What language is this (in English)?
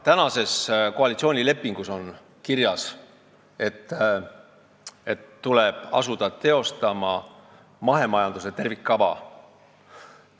Estonian